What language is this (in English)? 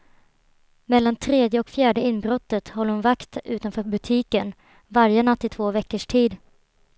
Swedish